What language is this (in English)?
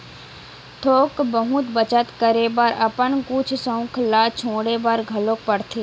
Chhattisgarhi